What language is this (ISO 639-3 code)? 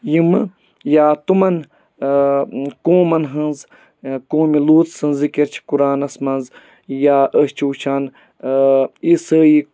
kas